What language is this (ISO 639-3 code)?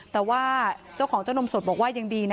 tha